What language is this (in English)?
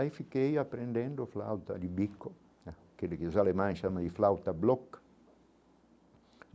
Portuguese